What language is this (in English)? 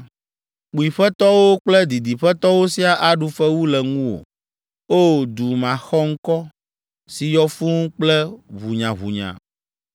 Ewe